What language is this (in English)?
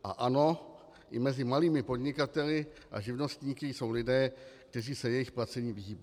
Czech